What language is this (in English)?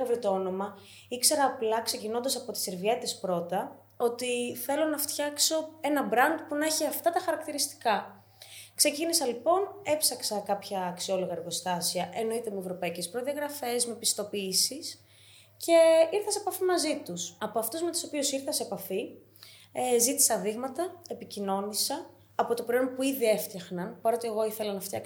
Greek